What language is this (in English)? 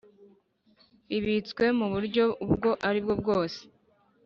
Kinyarwanda